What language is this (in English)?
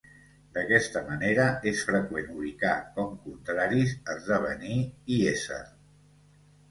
Catalan